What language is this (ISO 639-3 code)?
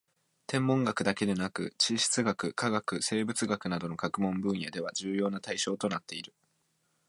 jpn